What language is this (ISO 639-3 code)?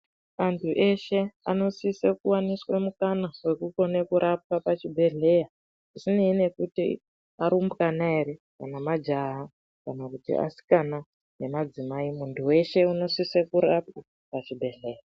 ndc